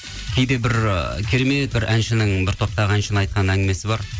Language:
Kazakh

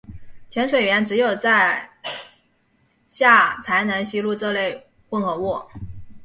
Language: Chinese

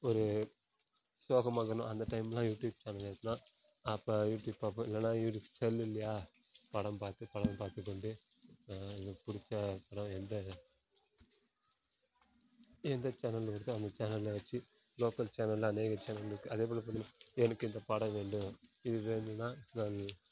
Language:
Tamil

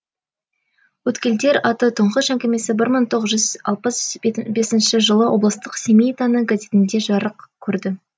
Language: Kazakh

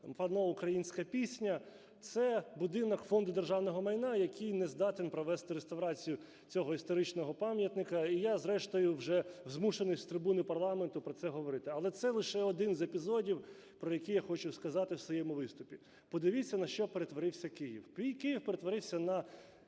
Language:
Ukrainian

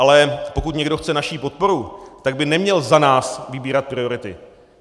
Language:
Czech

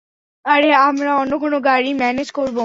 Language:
Bangla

